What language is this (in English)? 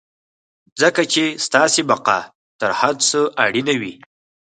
Pashto